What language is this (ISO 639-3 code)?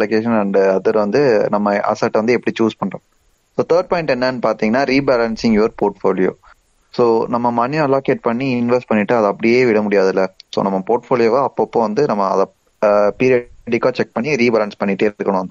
tam